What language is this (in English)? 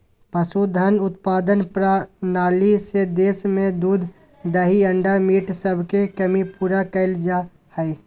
Magahi